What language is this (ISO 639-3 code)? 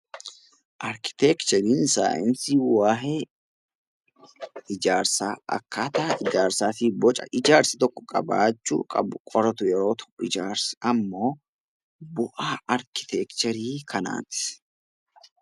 orm